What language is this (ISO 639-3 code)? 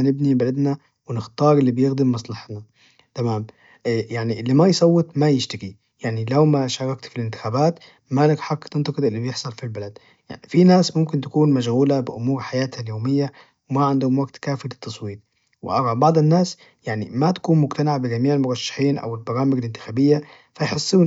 ars